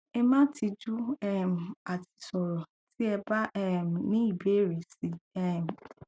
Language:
Yoruba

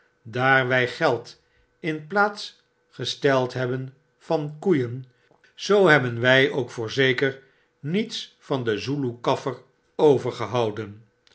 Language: Dutch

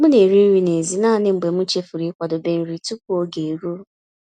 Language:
Igbo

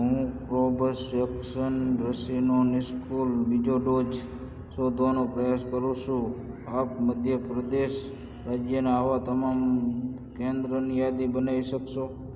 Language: Gujarati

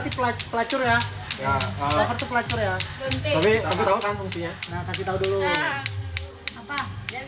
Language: Indonesian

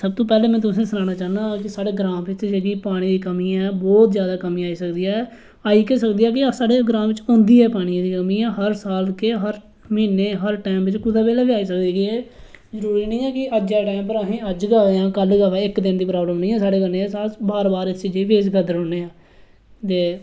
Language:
Dogri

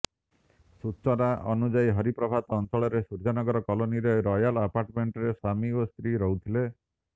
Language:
Odia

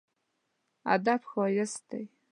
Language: Pashto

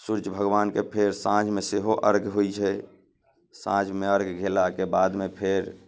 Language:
Maithili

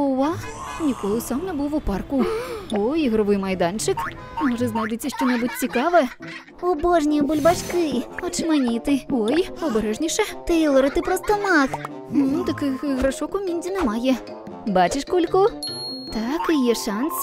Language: Ukrainian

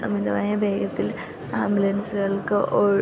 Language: Malayalam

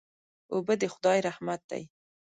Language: Pashto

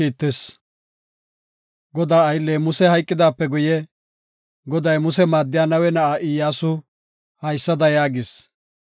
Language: Gofa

